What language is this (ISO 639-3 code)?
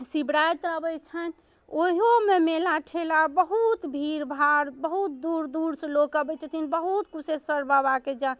mai